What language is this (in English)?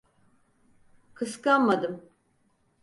Turkish